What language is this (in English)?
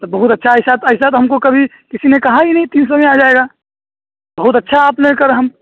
Urdu